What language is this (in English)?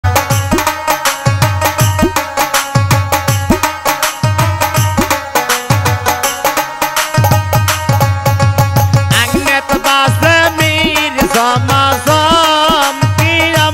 Arabic